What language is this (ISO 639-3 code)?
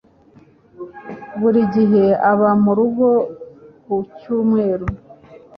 kin